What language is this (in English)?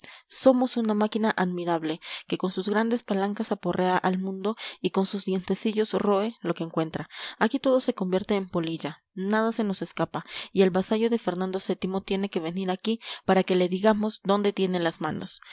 Spanish